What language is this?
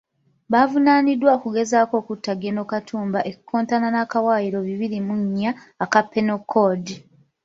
Ganda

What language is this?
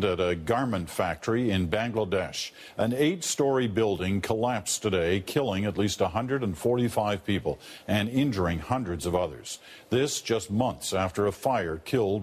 Hebrew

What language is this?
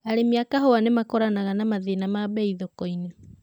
Kikuyu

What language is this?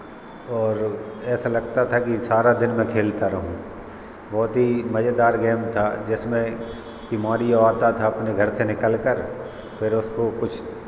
Hindi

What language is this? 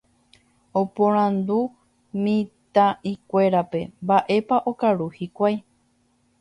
Guarani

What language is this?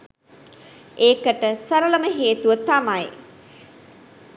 Sinhala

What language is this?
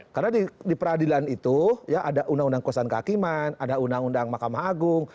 Indonesian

